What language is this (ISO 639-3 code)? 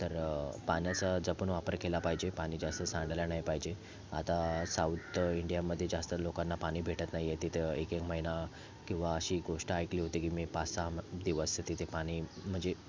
mar